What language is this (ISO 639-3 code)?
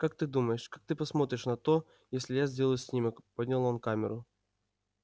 rus